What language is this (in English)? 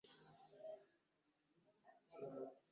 Ganda